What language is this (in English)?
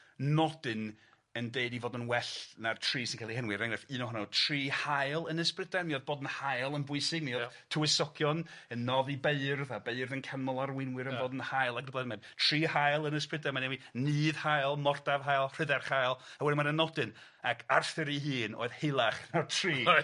Welsh